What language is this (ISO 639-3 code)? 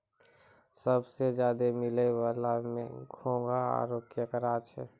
mai